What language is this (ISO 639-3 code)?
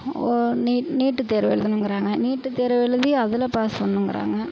tam